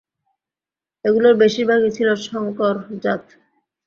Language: Bangla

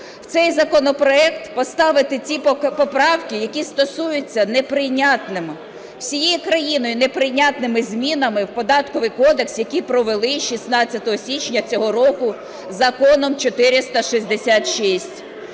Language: Ukrainian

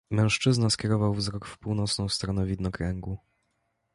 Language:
Polish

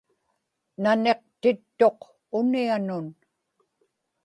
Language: Inupiaq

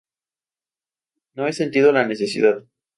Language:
Spanish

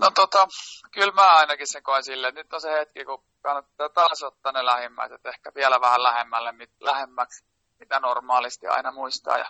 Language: Finnish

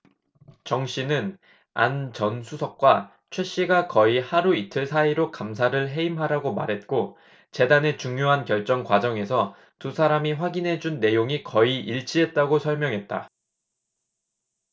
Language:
Korean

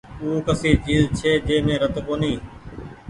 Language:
Goaria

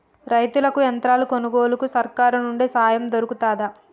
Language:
Telugu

